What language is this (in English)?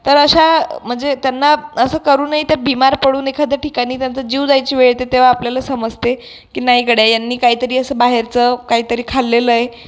Marathi